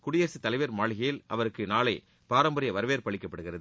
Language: Tamil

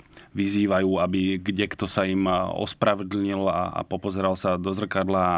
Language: Slovak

